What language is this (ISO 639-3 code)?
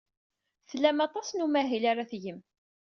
kab